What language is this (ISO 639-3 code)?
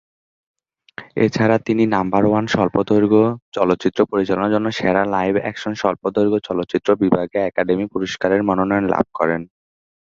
ben